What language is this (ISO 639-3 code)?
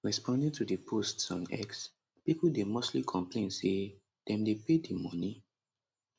pcm